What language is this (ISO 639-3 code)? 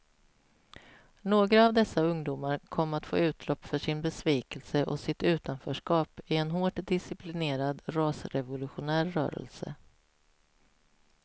swe